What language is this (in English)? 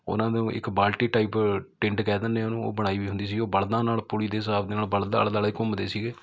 Punjabi